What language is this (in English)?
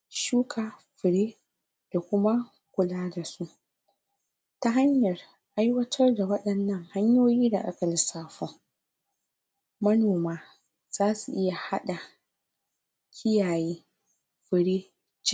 Hausa